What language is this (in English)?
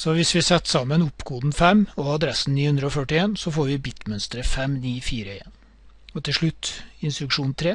Norwegian